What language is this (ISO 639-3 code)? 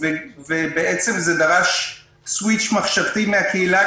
heb